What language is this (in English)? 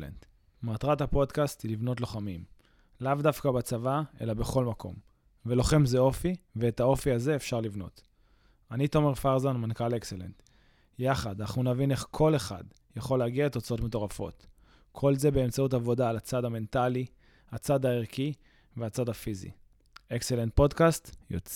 Hebrew